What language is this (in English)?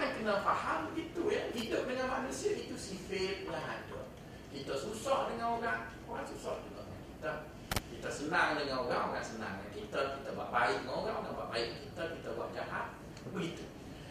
Malay